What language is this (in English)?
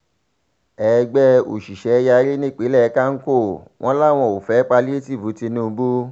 Yoruba